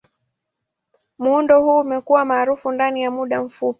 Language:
Swahili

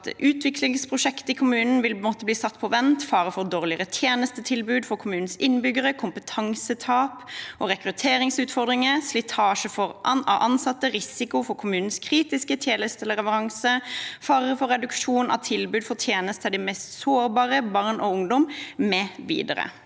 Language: Norwegian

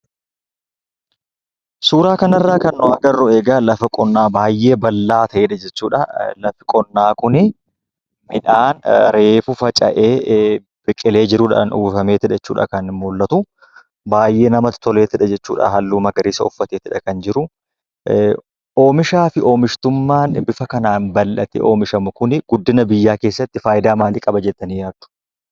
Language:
Oromo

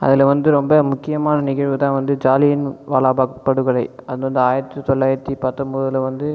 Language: Tamil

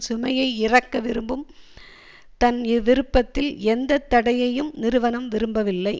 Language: Tamil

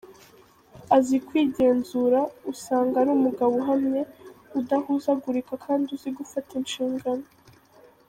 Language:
Kinyarwanda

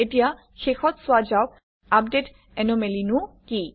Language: Assamese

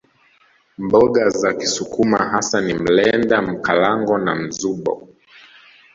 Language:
Swahili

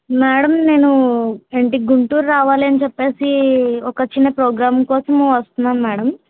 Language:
Telugu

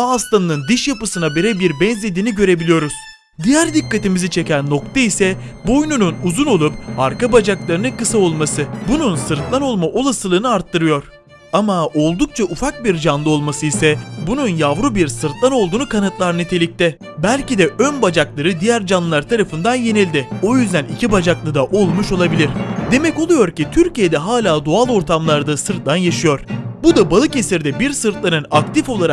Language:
Turkish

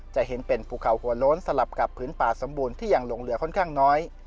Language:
Thai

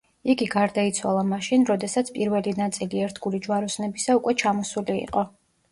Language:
Georgian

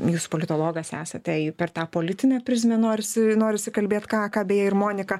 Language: Lithuanian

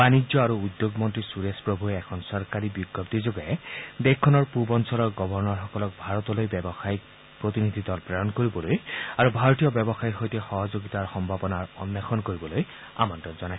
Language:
Assamese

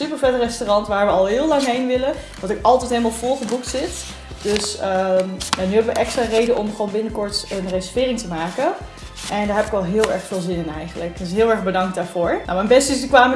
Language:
Dutch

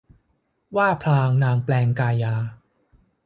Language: Thai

